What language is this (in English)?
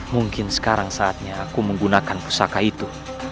Indonesian